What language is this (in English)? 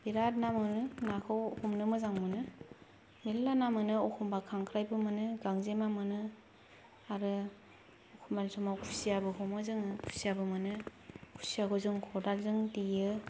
Bodo